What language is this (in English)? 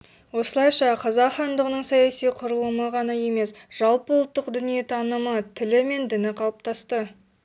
Kazakh